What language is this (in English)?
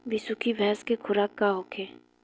Bhojpuri